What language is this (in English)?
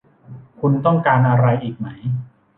Thai